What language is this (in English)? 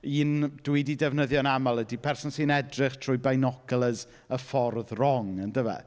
Welsh